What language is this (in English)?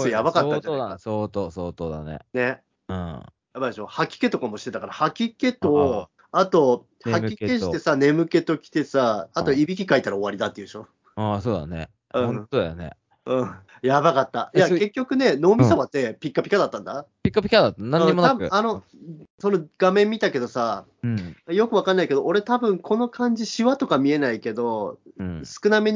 Japanese